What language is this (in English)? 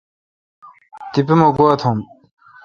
Kalkoti